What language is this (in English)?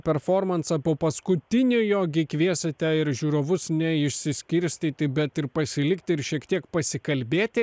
Lithuanian